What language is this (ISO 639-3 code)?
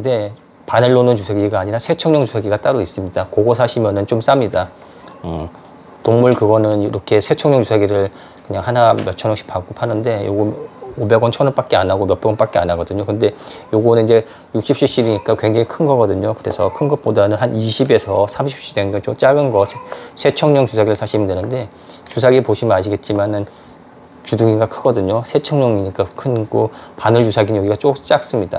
kor